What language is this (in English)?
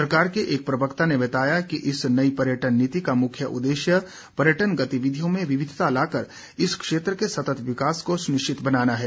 Hindi